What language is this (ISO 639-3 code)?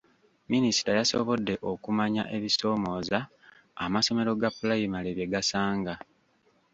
lug